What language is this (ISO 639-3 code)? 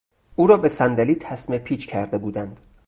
fas